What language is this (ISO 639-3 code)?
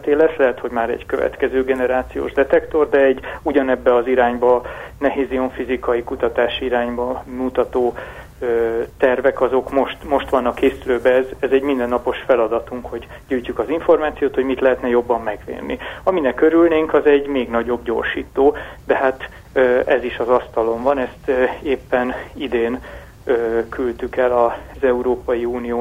hun